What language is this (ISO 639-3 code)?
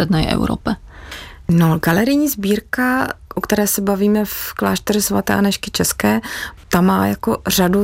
ces